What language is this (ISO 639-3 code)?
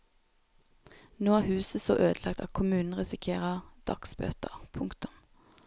nor